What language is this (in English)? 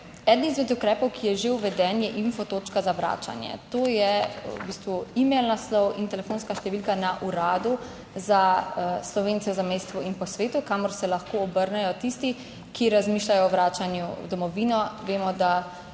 Slovenian